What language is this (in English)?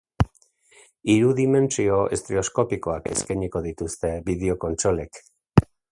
Basque